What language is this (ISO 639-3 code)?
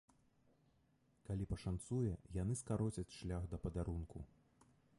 bel